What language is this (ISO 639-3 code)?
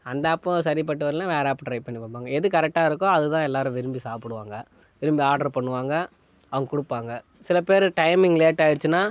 tam